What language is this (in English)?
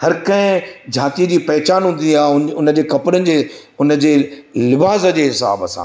Sindhi